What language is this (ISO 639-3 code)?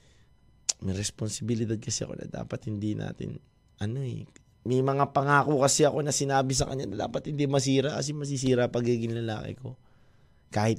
fil